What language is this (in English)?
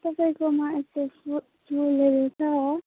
Nepali